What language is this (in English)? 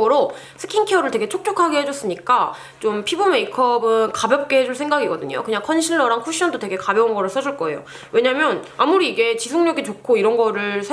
Korean